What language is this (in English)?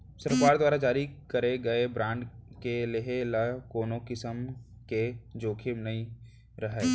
Chhattisgarhi